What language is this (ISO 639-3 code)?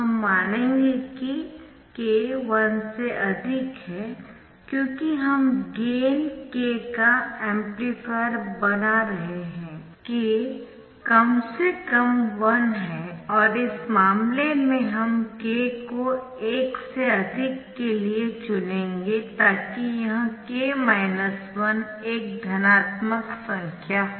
hin